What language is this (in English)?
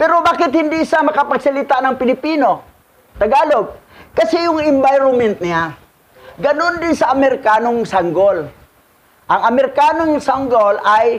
Filipino